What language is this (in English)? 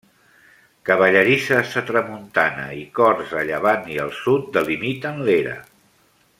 Catalan